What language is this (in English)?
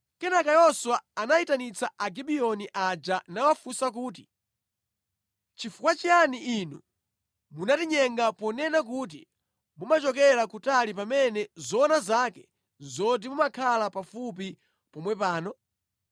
Nyanja